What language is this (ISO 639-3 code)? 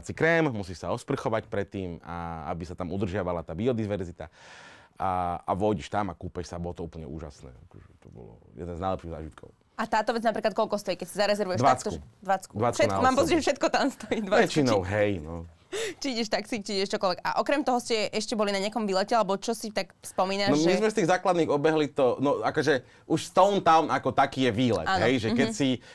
slk